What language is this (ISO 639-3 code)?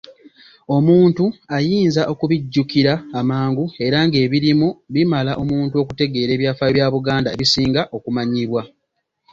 lug